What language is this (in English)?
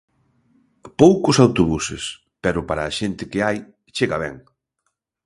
Galician